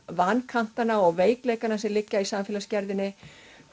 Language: Icelandic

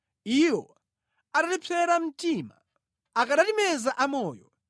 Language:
Nyanja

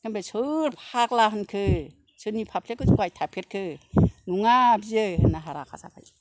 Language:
Bodo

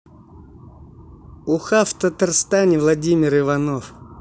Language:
Russian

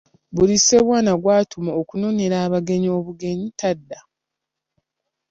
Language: Ganda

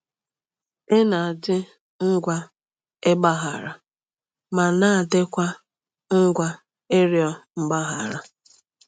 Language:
Igbo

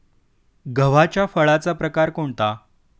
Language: Marathi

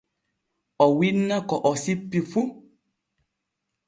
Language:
Borgu Fulfulde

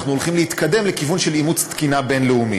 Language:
Hebrew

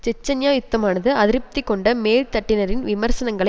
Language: Tamil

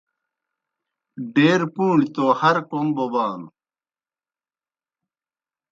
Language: Kohistani Shina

